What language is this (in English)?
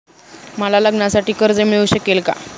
Marathi